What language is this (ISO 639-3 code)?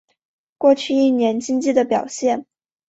zho